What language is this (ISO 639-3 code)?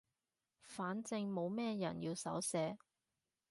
yue